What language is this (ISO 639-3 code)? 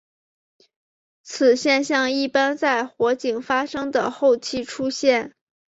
zho